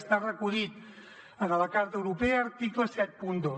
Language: Catalan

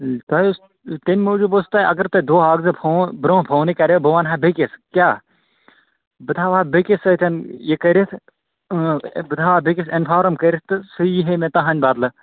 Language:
Kashmiri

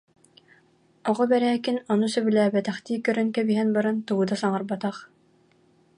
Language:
Yakut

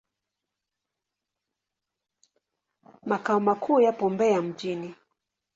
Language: Swahili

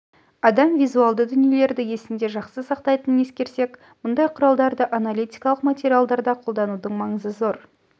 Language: Kazakh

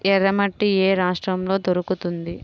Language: Telugu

